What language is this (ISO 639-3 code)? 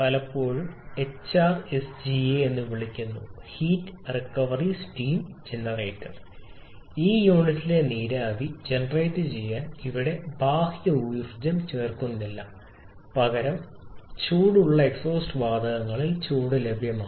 mal